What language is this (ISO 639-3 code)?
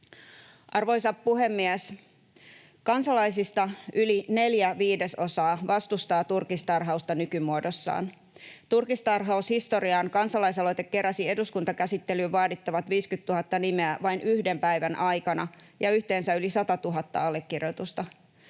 fin